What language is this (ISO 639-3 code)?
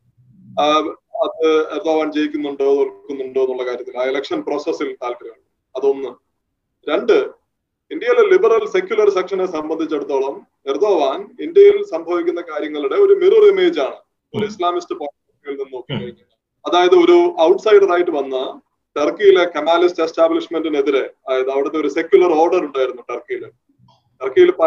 mal